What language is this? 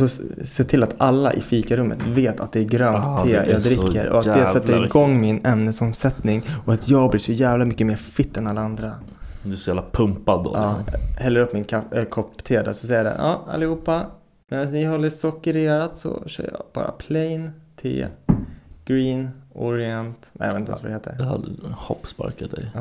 Swedish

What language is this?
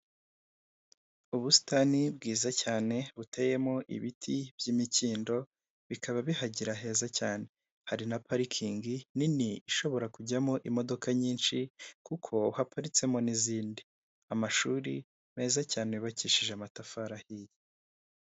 Kinyarwanda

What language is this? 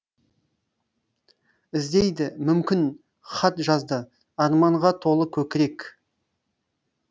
Kazakh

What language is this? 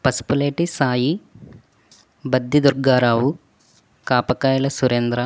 Telugu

